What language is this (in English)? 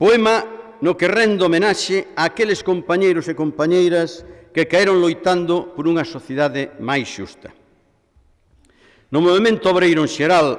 Italian